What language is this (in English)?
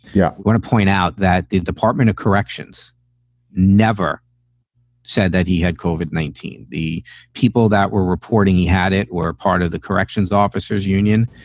English